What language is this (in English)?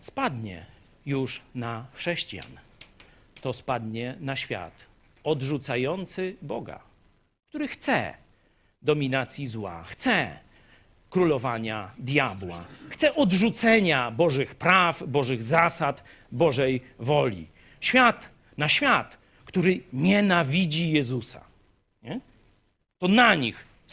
Polish